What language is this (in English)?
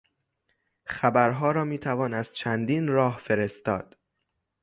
Persian